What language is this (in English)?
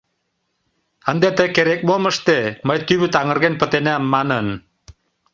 Mari